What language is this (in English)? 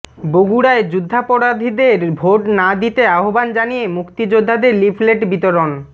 Bangla